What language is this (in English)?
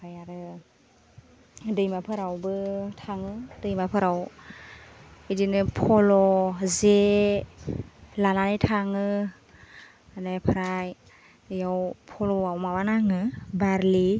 Bodo